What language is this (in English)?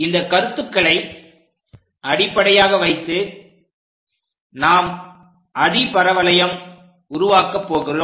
Tamil